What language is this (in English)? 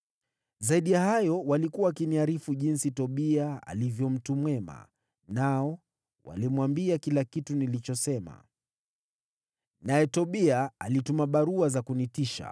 Swahili